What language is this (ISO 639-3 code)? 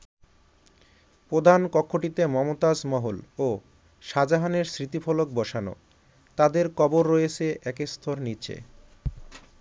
ben